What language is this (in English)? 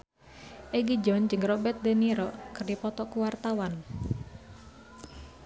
Sundanese